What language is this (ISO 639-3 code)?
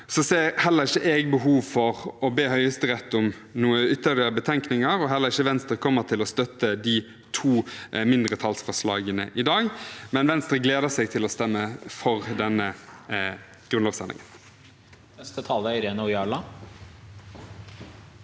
nor